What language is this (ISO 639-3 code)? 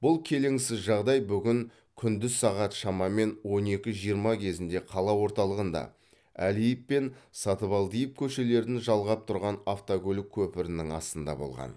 kaz